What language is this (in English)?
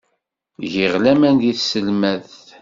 Kabyle